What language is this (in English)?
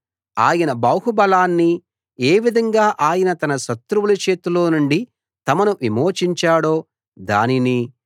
Telugu